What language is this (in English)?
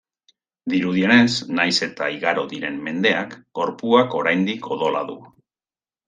Basque